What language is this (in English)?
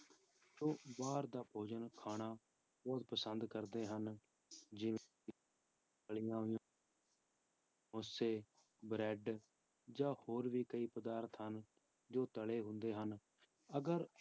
Punjabi